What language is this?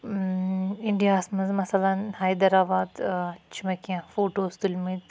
Kashmiri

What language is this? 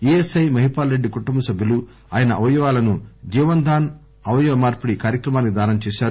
Telugu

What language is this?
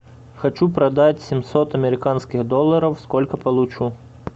Russian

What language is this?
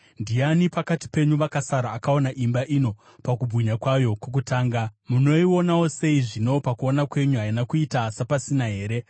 Shona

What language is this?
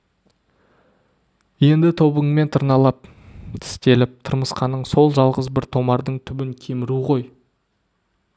Kazakh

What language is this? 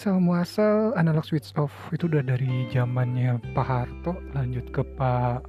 Indonesian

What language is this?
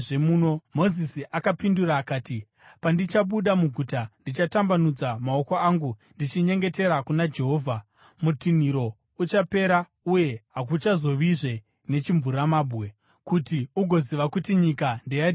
Shona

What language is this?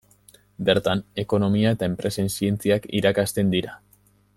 Basque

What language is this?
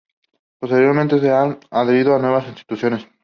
Spanish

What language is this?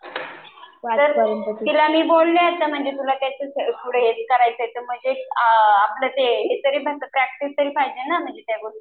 Marathi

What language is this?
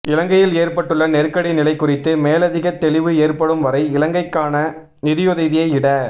Tamil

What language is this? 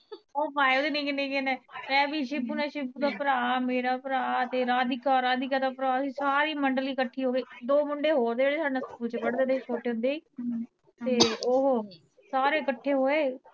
Punjabi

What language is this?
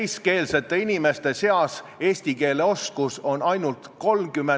Estonian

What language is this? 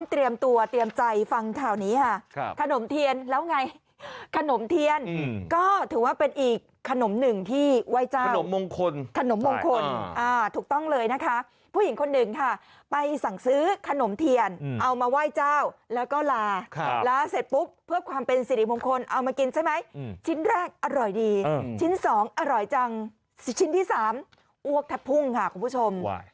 Thai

